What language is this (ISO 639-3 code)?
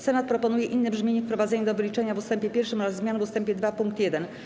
pol